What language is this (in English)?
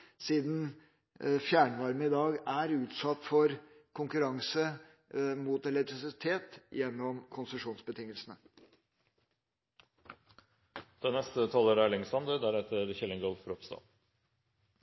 Norwegian